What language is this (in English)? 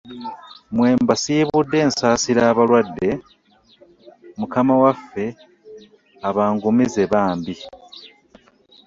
Ganda